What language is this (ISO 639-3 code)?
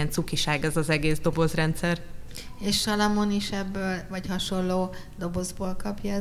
hun